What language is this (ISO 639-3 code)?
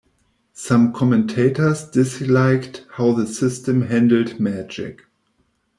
eng